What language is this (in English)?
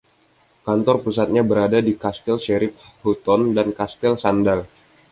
Indonesian